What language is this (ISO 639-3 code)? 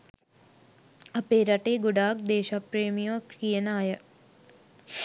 sin